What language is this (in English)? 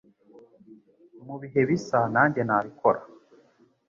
Kinyarwanda